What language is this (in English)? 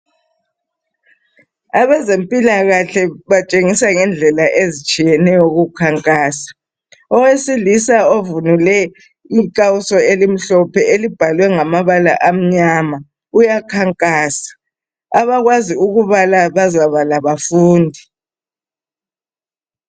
North Ndebele